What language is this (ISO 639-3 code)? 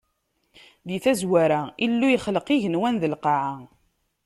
kab